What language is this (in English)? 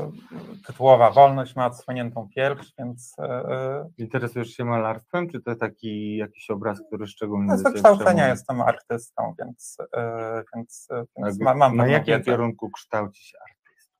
Polish